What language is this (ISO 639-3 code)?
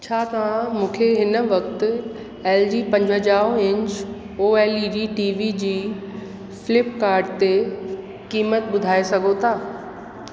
snd